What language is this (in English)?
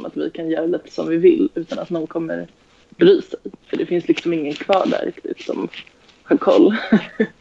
Swedish